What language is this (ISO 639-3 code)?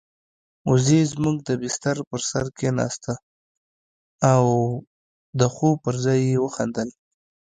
pus